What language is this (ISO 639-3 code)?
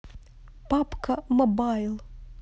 rus